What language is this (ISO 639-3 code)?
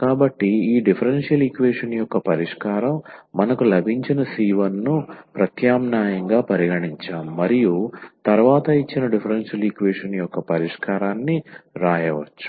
tel